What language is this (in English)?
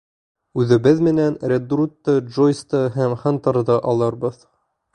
Bashkir